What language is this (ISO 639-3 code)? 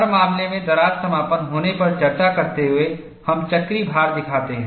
hin